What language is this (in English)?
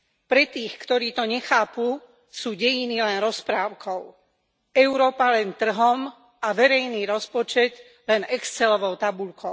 Slovak